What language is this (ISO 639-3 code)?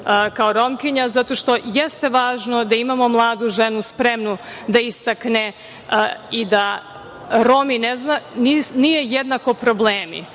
srp